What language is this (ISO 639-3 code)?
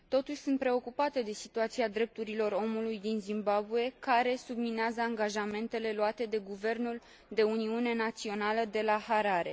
ron